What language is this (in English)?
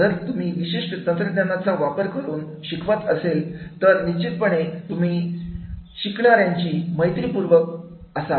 Marathi